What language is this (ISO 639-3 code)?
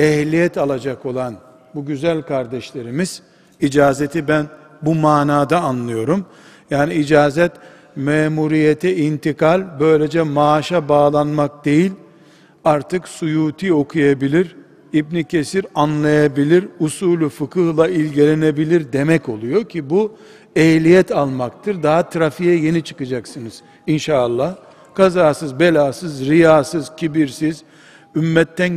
tur